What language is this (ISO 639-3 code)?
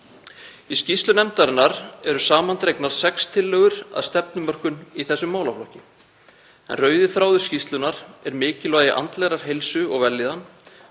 isl